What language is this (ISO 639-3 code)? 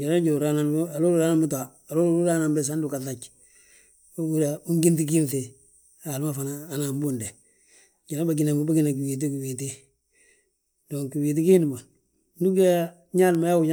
bjt